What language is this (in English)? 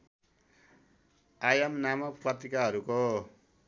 Nepali